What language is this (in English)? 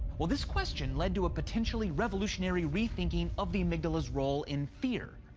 English